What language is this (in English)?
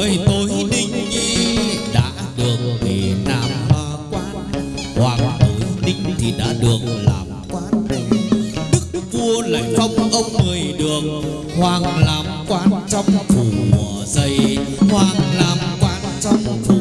Vietnamese